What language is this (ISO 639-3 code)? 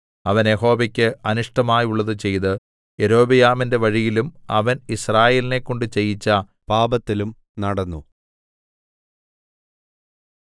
mal